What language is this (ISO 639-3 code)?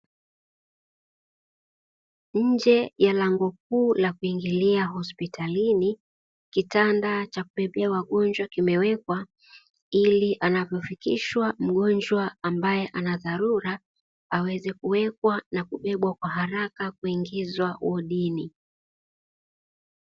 swa